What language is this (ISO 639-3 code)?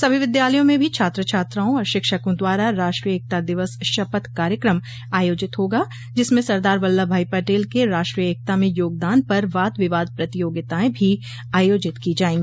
hin